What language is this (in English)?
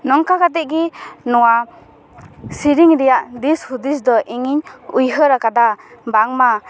Santali